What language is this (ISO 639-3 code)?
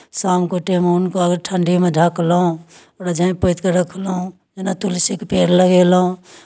mai